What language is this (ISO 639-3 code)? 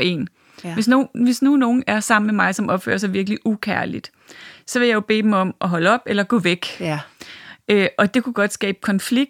dan